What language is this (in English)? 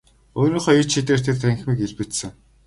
Mongolian